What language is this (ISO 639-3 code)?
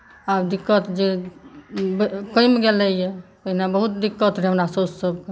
mai